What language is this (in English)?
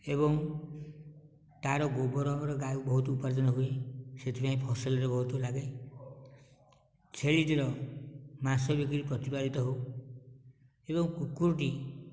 Odia